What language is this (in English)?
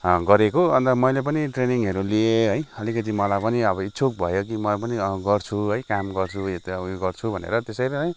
Nepali